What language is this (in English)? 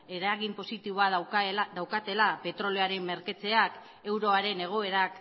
Basque